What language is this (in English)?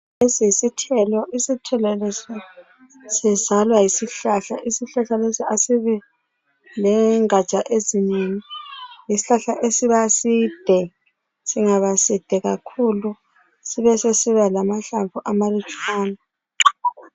North Ndebele